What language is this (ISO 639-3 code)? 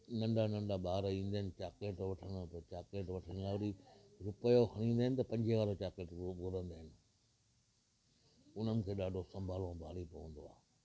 snd